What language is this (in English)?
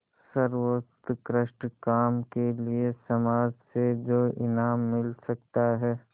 Hindi